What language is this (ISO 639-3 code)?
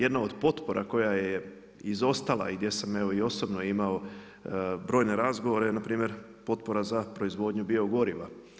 hrv